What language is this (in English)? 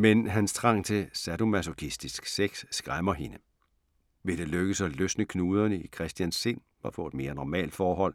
Danish